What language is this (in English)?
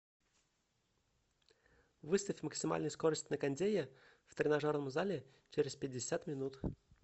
Russian